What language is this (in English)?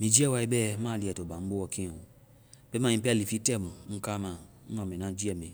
Vai